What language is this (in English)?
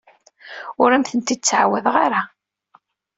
Kabyle